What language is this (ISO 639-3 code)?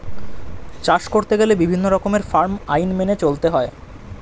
ben